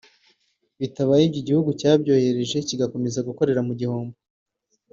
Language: Kinyarwanda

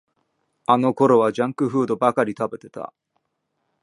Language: Japanese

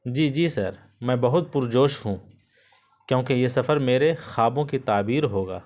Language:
Urdu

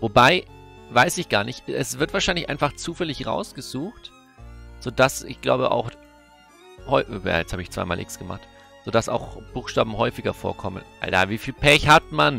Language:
German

